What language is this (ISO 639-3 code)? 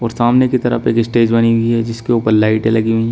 hin